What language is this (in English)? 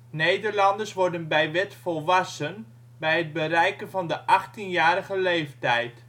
Dutch